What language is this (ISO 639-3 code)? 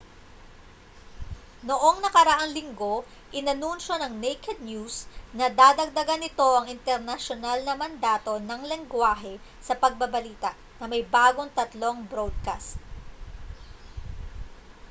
fil